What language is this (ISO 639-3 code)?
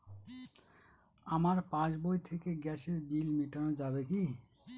ben